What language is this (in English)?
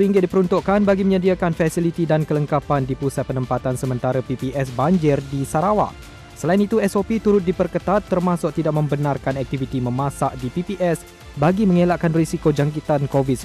Malay